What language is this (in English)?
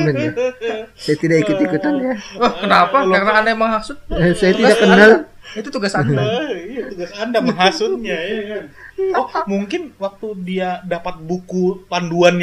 Indonesian